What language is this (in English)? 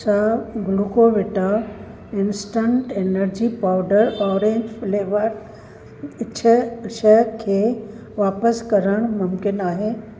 Sindhi